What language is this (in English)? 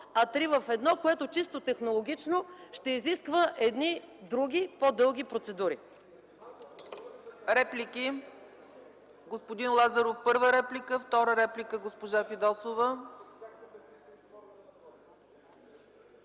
Bulgarian